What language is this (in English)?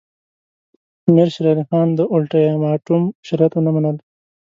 Pashto